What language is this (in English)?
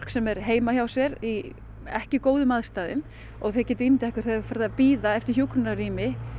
Icelandic